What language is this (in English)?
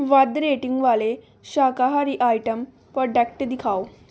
Punjabi